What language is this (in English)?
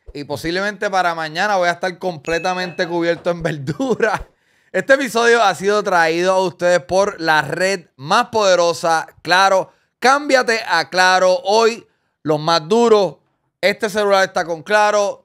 Spanish